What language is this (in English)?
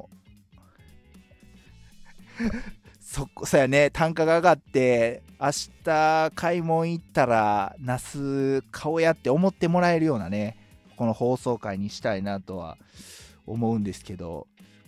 Japanese